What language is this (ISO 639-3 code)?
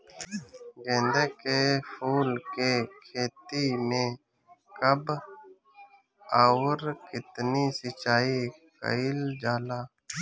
bho